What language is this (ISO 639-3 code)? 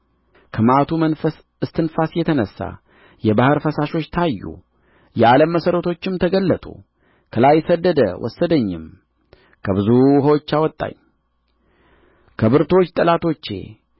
amh